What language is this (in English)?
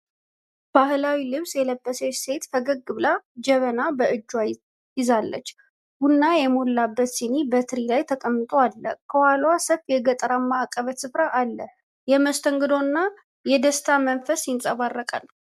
Amharic